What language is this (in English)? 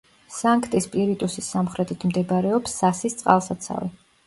Georgian